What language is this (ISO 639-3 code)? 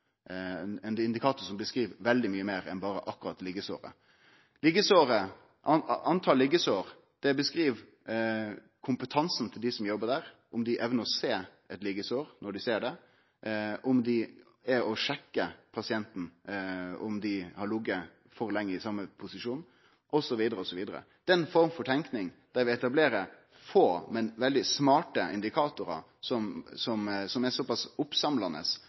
nno